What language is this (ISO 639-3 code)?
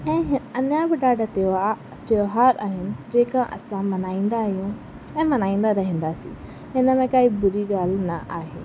snd